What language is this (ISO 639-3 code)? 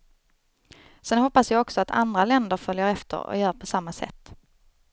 swe